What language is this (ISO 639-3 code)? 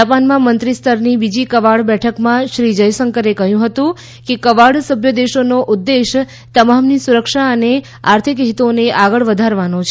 guj